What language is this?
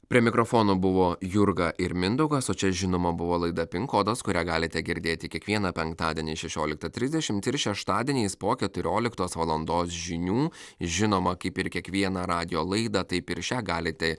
Lithuanian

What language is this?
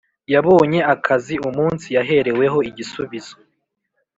Kinyarwanda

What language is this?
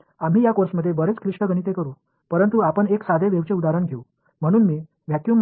Tamil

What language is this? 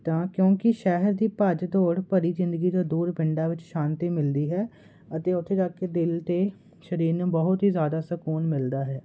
Punjabi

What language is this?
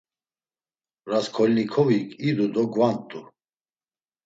Laz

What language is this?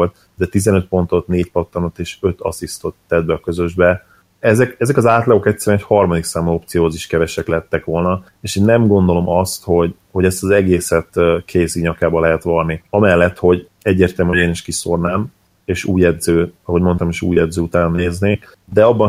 Hungarian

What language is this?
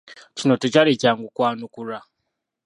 Ganda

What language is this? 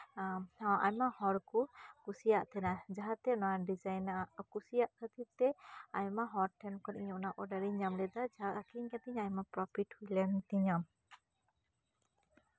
Santali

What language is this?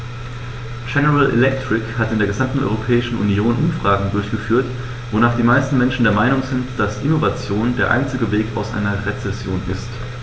German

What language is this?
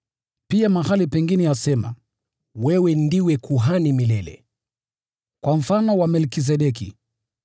Swahili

